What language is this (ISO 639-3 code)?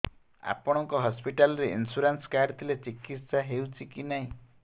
ori